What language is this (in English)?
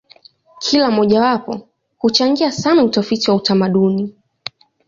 Swahili